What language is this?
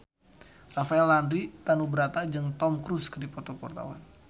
Sundanese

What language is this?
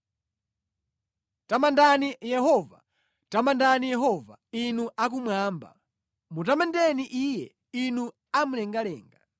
Nyanja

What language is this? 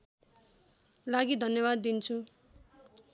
Nepali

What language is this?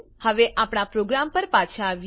Gujarati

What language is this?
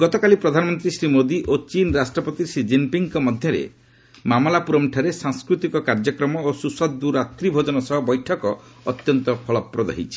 Odia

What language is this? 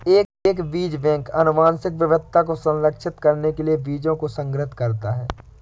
Hindi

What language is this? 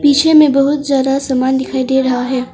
Hindi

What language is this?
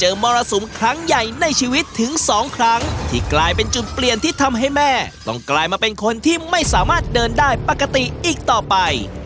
Thai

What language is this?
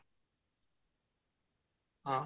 Odia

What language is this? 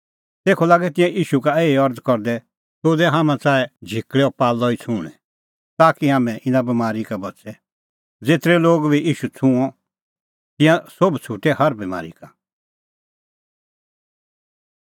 Kullu Pahari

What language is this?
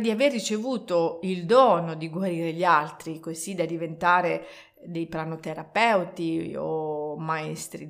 Italian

